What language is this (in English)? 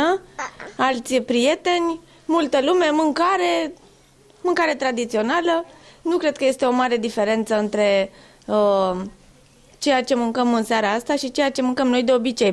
Romanian